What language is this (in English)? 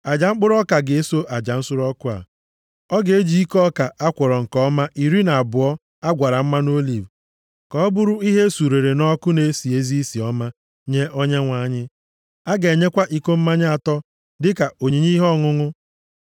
Igbo